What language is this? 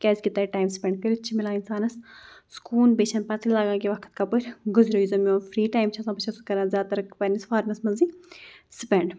Kashmiri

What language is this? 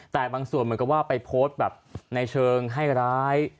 Thai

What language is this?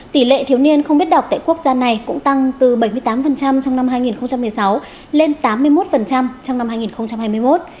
Vietnamese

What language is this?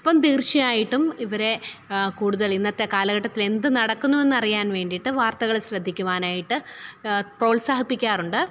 Malayalam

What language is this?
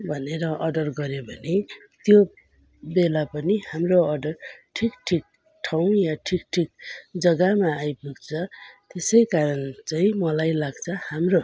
Nepali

